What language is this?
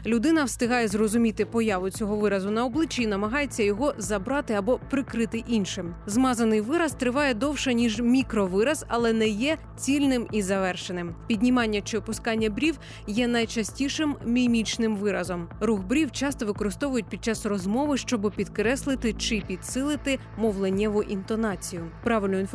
Ukrainian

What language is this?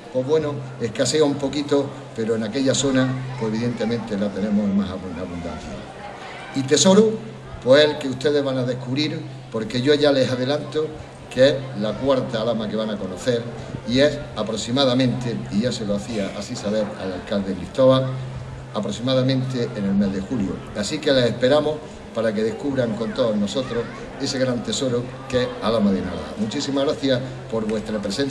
Spanish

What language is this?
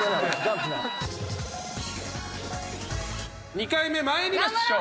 Japanese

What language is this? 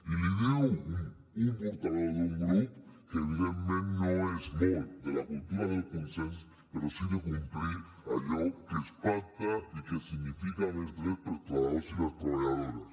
Catalan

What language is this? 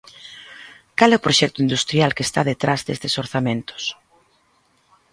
Galician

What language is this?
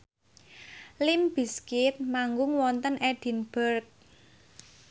Javanese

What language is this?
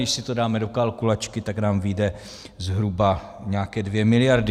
Czech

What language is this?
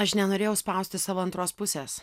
Lithuanian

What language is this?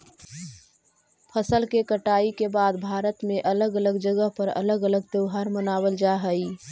Magahi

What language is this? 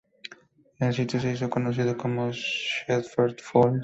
Spanish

